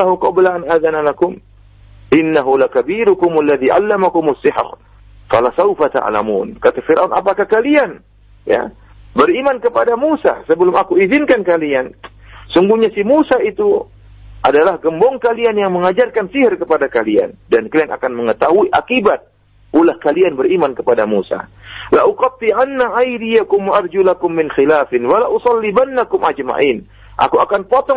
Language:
Malay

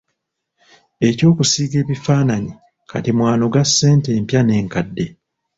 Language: Ganda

